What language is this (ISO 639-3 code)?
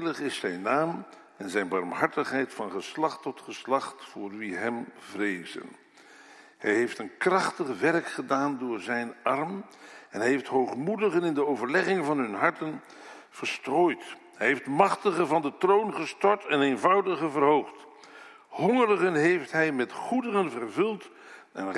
nld